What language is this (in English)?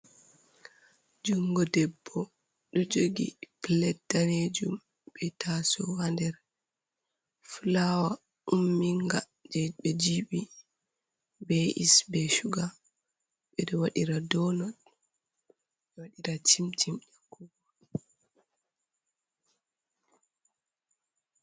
Fula